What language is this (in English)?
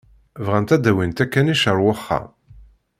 Kabyle